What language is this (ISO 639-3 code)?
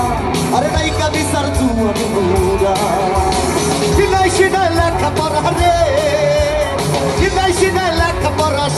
ron